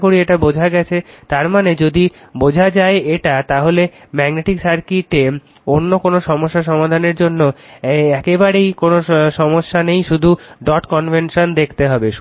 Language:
Bangla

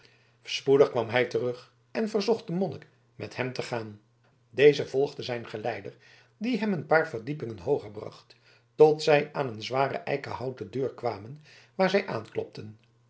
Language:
Dutch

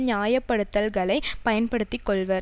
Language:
Tamil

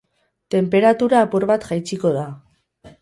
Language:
Basque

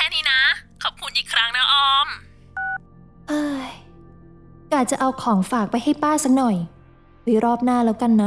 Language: Thai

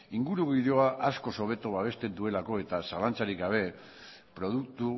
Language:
Basque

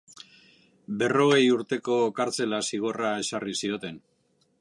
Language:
Basque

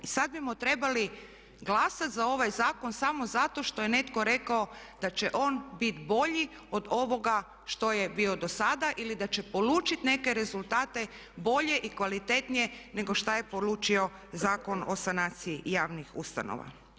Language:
Croatian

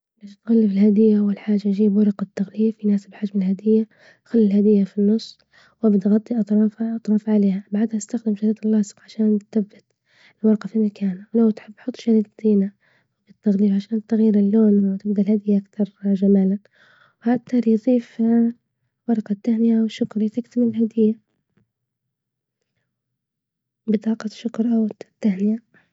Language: Libyan Arabic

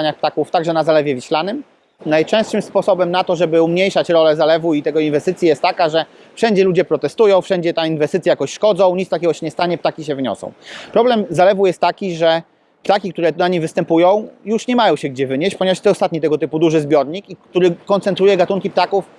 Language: Polish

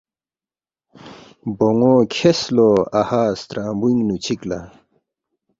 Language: Balti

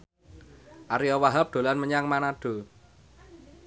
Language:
Javanese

